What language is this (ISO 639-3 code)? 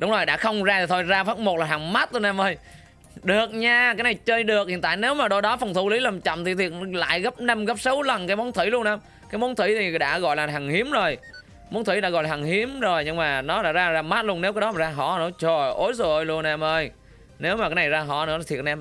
vie